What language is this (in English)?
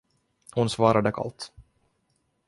Swedish